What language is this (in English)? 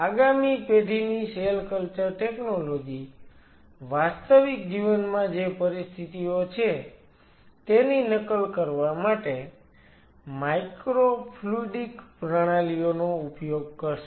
Gujarati